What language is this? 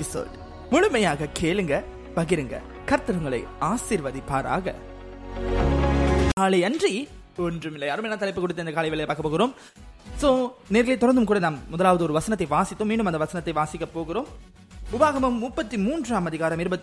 Tamil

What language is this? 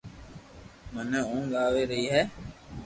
Loarki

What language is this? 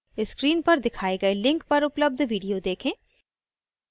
Hindi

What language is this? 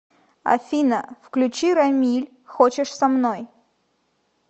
Russian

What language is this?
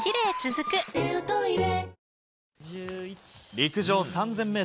Japanese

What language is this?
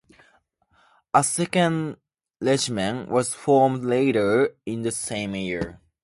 English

